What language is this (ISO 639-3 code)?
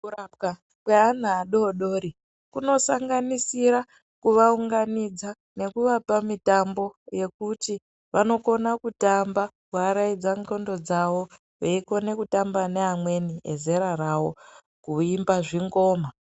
ndc